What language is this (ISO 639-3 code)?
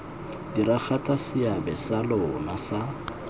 tsn